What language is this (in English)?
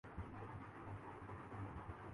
Urdu